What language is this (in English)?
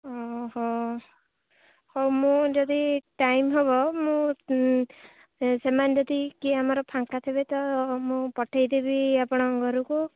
Odia